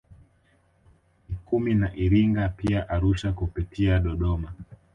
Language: Swahili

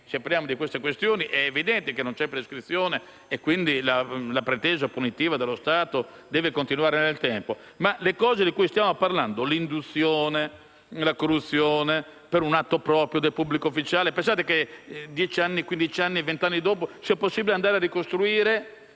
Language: Italian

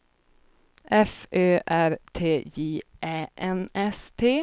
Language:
Swedish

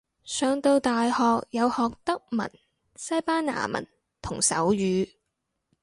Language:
Cantonese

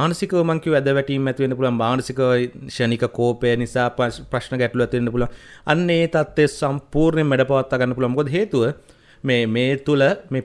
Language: Indonesian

